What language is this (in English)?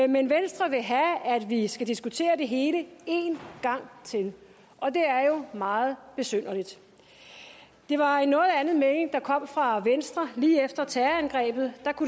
Danish